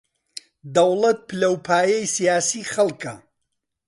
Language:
Central Kurdish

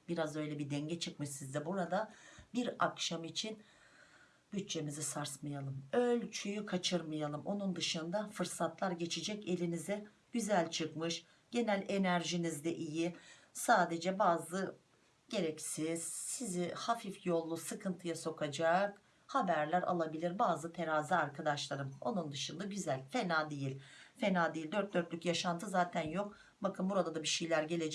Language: Turkish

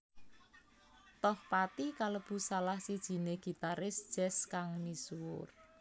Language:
Javanese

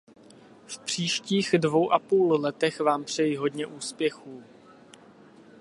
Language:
Czech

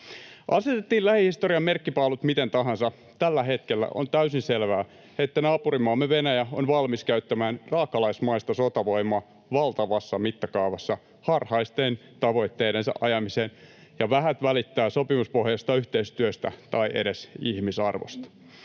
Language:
Finnish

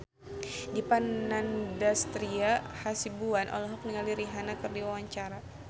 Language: Sundanese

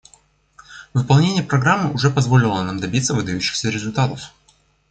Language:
Russian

